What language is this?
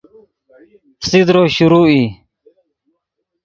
Yidgha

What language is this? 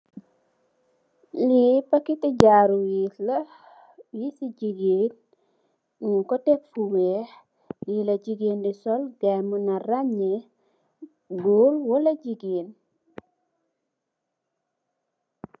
Wolof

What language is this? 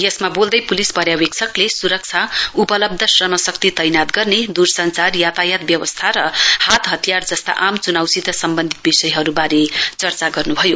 Nepali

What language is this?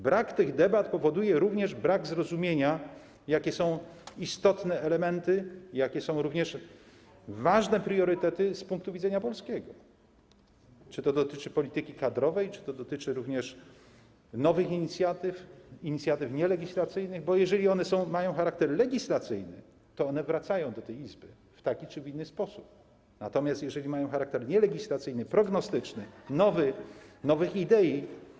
Polish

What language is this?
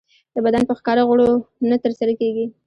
Pashto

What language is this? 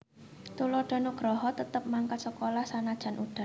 Javanese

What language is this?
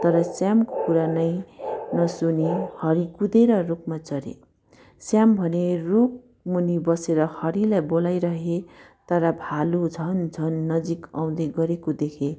Nepali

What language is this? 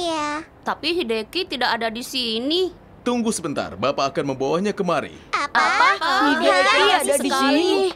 Indonesian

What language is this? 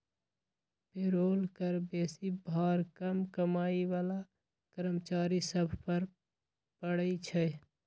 Magahi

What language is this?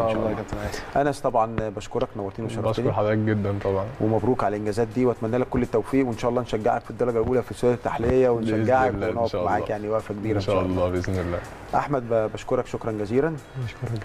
Arabic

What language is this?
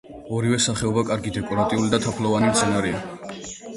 Georgian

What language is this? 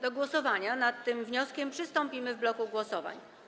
Polish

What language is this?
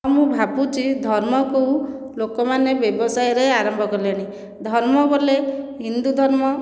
Odia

